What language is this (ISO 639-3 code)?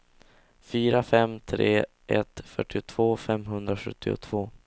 swe